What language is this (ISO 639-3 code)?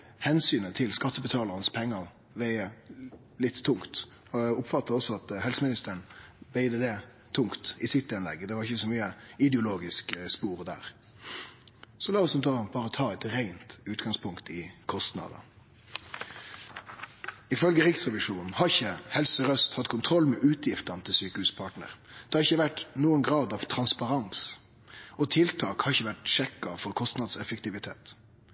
nno